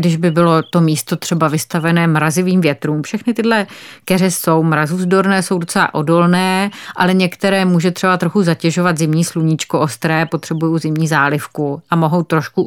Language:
Czech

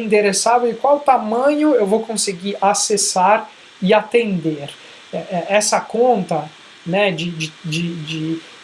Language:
Portuguese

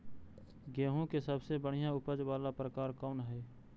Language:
Magahi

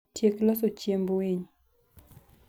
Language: Luo (Kenya and Tanzania)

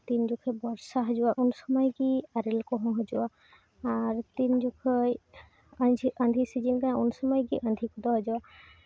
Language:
Santali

